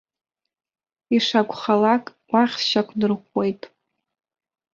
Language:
Abkhazian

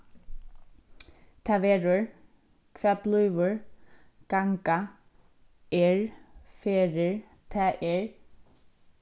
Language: Faroese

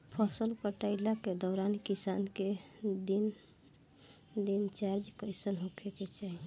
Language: Bhojpuri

